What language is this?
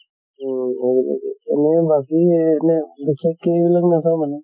Assamese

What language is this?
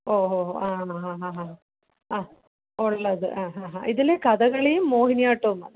Malayalam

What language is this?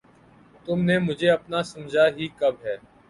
Urdu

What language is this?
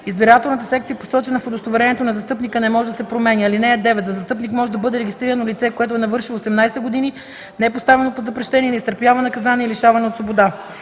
Bulgarian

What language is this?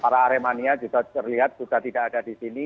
Indonesian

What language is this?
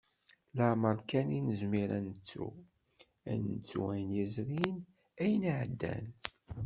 Kabyle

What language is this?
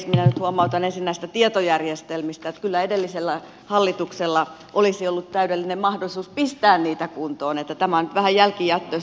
Finnish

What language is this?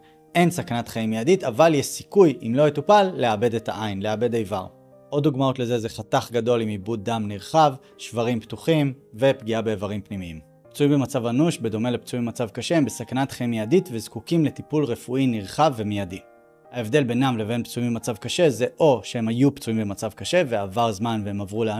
Hebrew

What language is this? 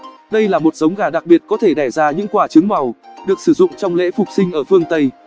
Vietnamese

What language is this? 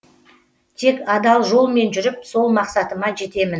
Kazakh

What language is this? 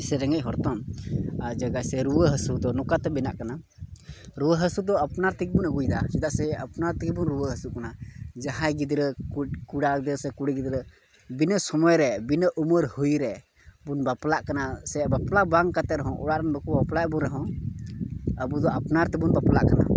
Santali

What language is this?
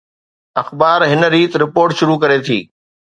Sindhi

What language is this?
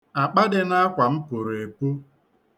Igbo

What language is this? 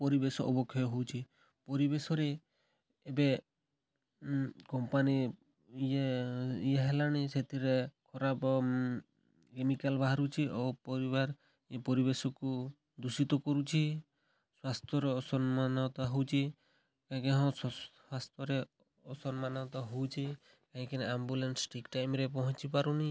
Odia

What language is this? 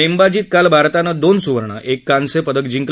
Marathi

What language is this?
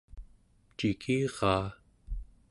Central Yupik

